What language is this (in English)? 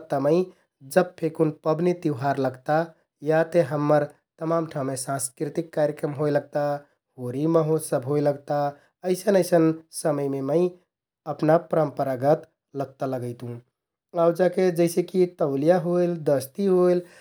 Kathoriya Tharu